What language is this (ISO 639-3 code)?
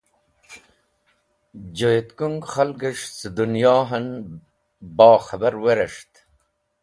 wbl